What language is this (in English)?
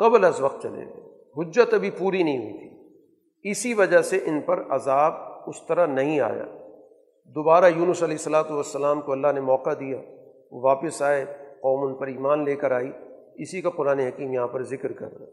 Urdu